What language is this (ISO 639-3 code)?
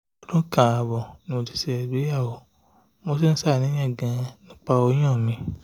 yor